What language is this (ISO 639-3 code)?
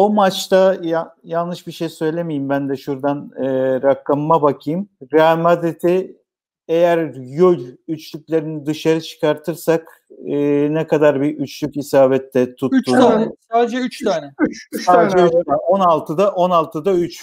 tur